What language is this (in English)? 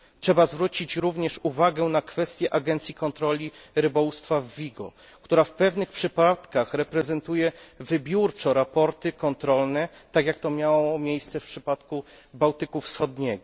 Polish